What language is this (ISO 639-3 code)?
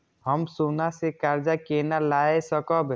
mai